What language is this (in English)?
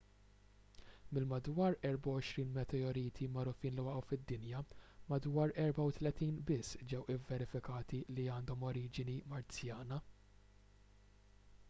Maltese